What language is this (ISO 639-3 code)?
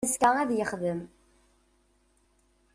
kab